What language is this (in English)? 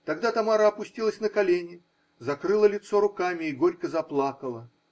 Russian